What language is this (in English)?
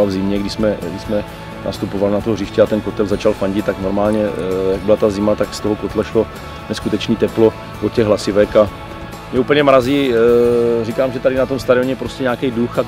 Czech